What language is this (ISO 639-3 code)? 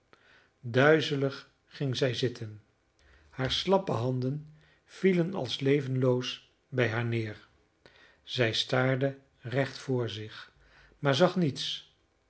nld